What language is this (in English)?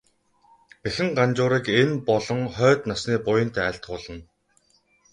Mongolian